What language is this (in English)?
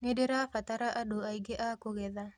Kikuyu